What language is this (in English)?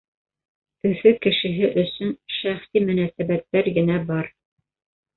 Bashkir